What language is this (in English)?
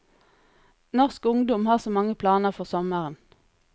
Norwegian